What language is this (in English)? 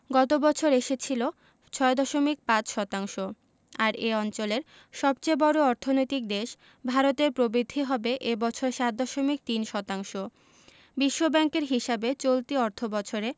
Bangla